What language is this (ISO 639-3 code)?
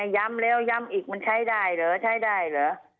tha